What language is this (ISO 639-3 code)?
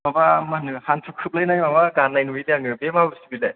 brx